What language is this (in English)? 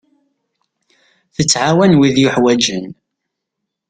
Kabyle